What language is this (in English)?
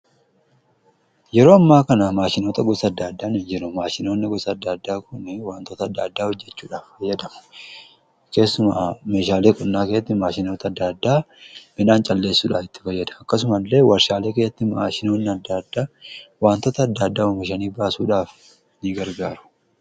Oromo